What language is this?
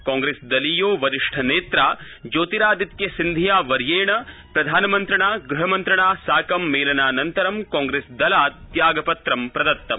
Sanskrit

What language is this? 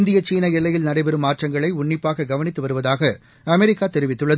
Tamil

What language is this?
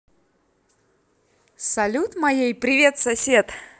Russian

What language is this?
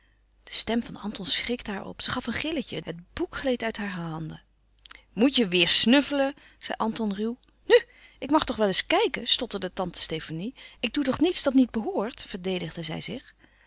Dutch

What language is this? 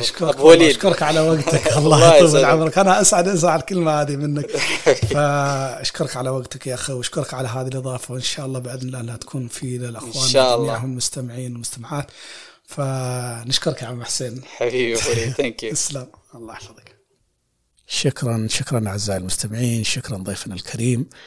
Arabic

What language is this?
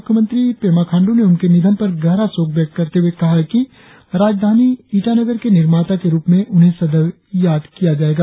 Hindi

